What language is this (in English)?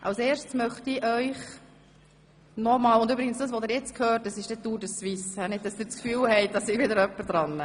Swiss German